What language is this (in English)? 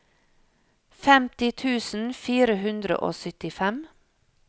Norwegian